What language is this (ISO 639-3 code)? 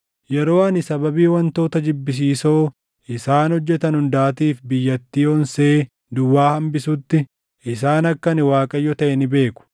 orm